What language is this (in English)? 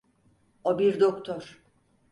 Turkish